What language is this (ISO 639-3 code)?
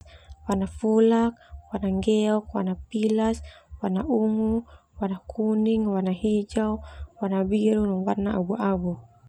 twu